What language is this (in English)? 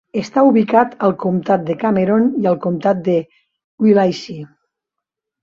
Catalan